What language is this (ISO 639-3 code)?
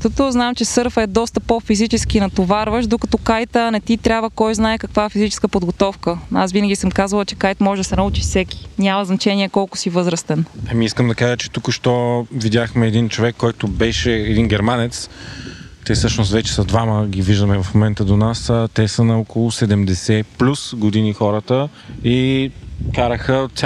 bul